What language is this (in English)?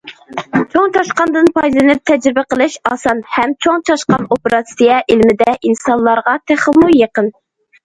Uyghur